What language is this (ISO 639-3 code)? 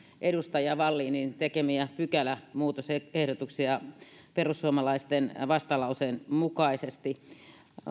fin